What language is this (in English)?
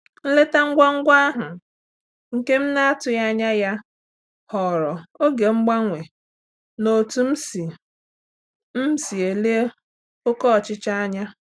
Igbo